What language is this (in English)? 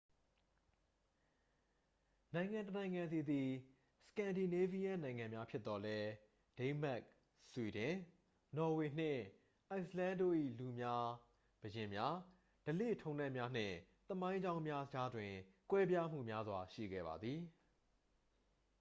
Burmese